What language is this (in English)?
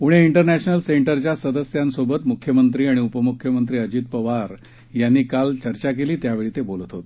Marathi